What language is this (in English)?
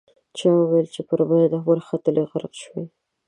Pashto